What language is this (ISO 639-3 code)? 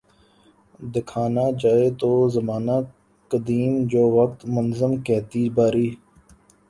urd